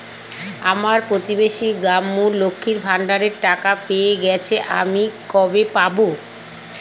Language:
Bangla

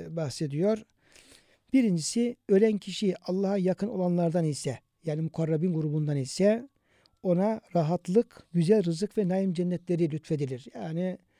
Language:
Turkish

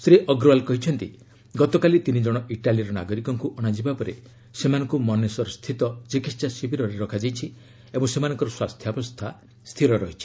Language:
Odia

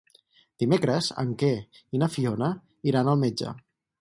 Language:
Catalan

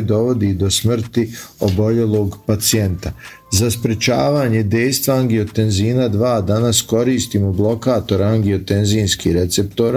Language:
Croatian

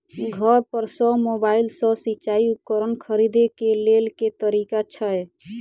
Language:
Maithili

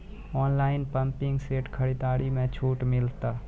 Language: Maithili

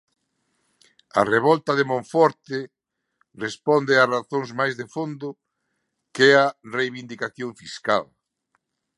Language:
Galician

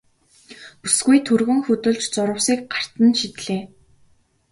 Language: Mongolian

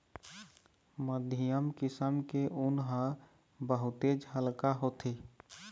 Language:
Chhattisgarhi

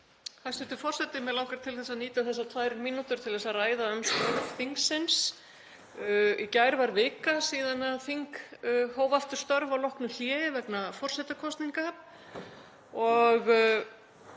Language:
Icelandic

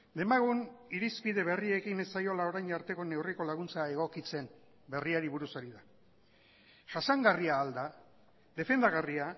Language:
Basque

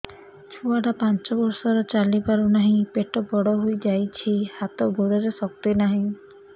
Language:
Odia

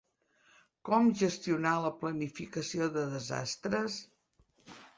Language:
Catalan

